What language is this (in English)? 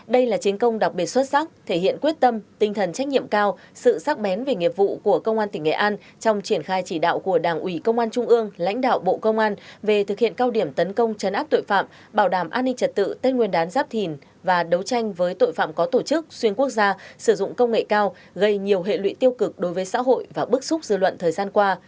Vietnamese